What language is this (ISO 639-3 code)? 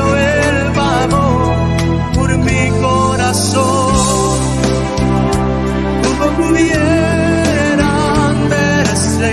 nor